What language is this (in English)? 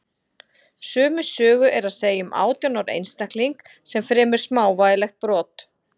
Icelandic